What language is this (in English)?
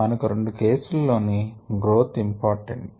Telugu